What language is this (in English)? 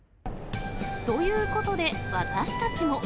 Japanese